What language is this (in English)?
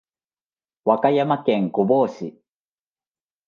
Japanese